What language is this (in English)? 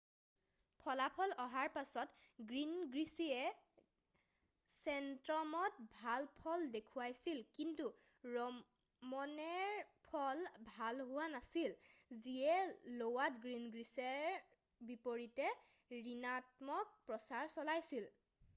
Assamese